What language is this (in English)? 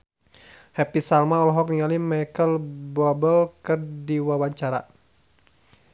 Sundanese